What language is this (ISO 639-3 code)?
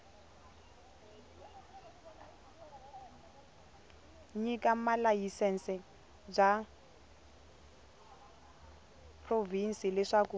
tso